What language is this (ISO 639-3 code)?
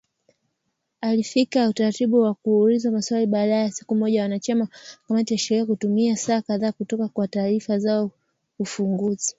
swa